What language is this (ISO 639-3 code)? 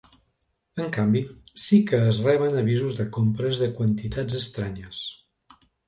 cat